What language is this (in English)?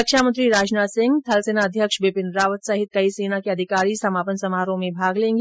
Hindi